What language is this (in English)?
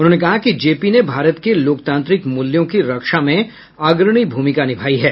Hindi